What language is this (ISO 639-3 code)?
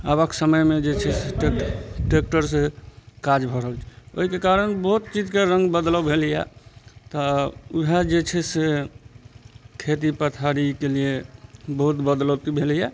mai